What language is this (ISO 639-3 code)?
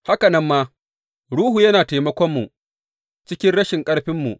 hau